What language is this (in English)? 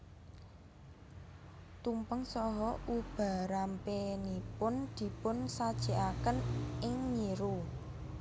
Javanese